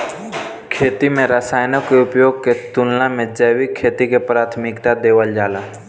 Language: Bhojpuri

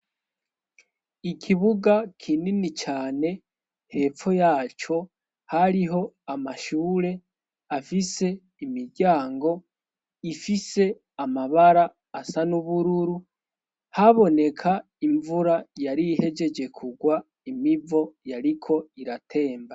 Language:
Rundi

